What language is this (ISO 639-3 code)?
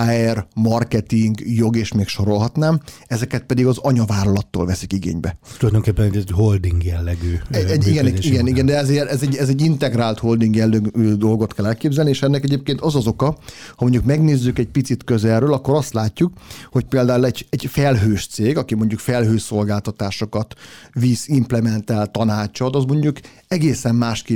hun